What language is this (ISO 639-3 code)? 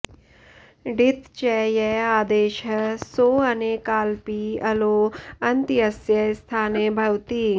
san